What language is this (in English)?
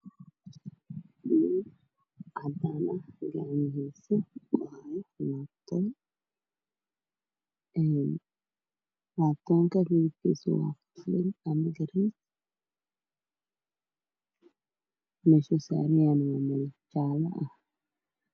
Somali